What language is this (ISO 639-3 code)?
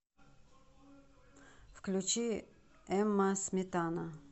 rus